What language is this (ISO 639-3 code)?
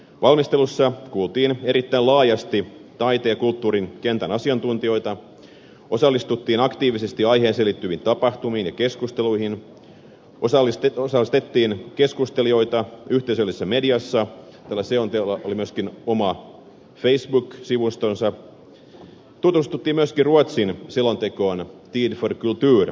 fin